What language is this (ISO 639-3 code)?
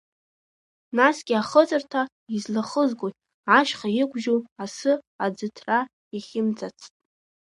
abk